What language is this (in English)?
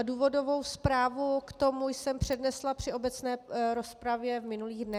Czech